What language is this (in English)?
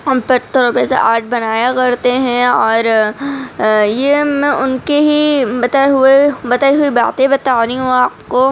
Urdu